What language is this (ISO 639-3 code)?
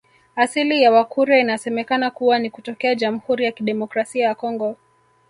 swa